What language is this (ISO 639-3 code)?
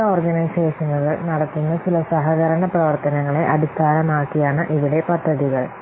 mal